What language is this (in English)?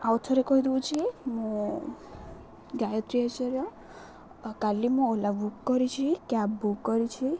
Odia